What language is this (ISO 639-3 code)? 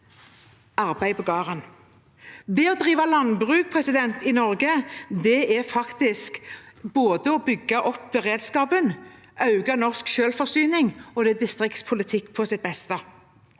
nor